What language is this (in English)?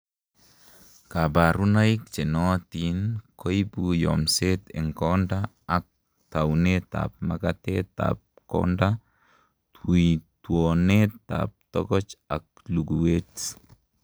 Kalenjin